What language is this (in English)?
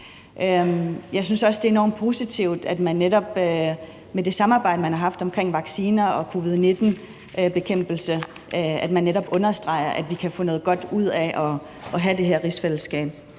Danish